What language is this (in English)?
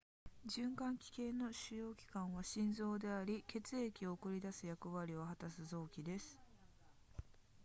Japanese